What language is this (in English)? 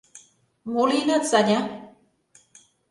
Mari